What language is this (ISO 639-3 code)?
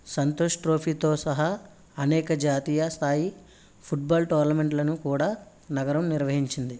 tel